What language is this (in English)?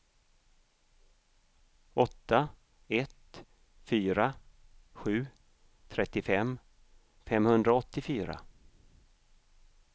Swedish